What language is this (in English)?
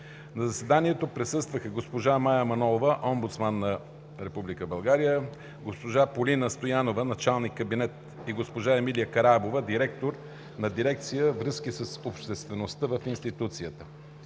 Bulgarian